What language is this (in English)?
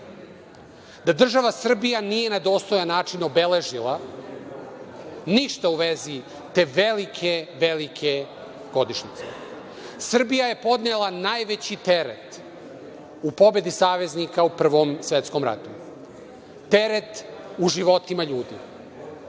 Serbian